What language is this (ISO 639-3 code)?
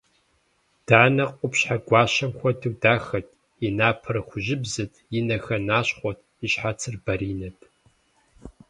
kbd